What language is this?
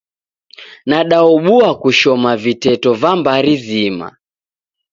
Taita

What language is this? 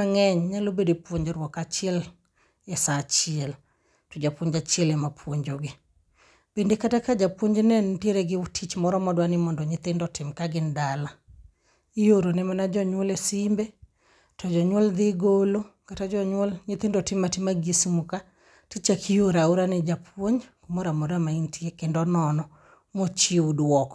Luo (Kenya and Tanzania)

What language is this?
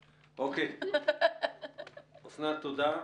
Hebrew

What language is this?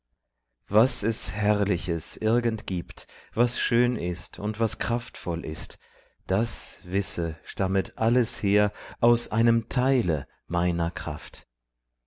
German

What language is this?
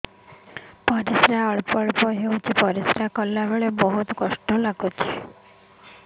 Odia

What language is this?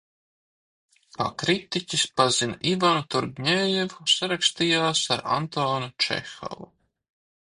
Latvian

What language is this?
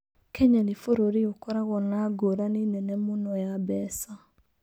Kikuyu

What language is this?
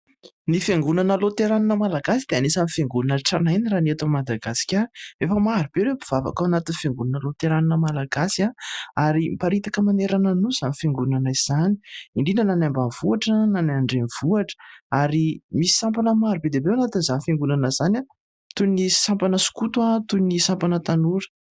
Malagasy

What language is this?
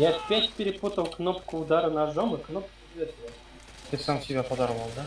Russian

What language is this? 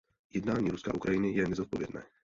Czech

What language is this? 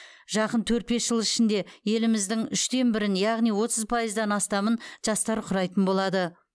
Kazakh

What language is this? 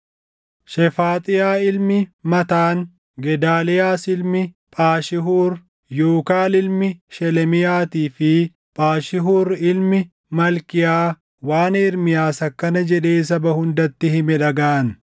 Oromo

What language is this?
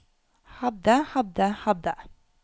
Norwegian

